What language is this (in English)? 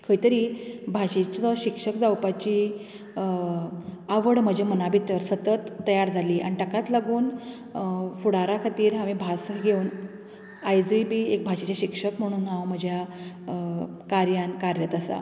Konkani